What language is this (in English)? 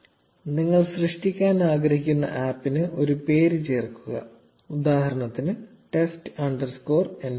Malayalam